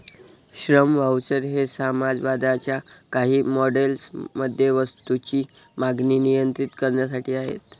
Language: Marathi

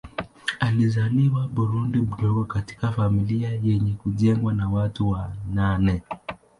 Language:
Swahili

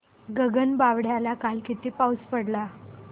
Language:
Marathi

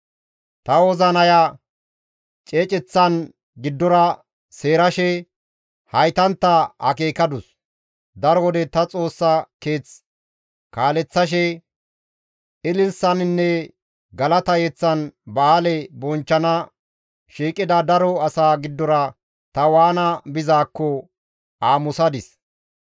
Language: Gamo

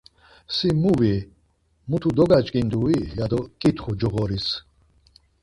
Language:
Laz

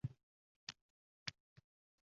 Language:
Uzbek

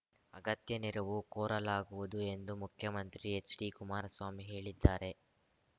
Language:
Kannada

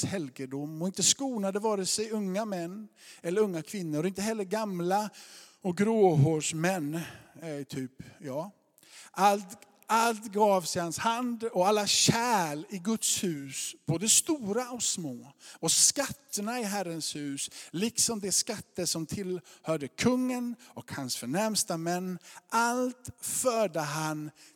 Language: Swedish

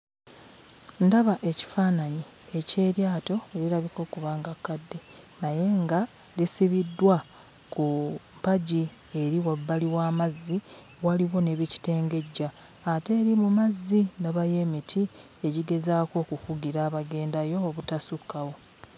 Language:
Ganda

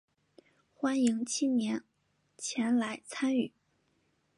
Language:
Chinese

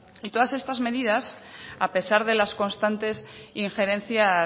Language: Spanish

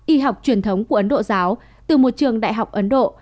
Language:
Vietnamese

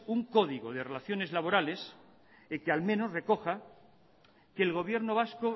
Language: Spanish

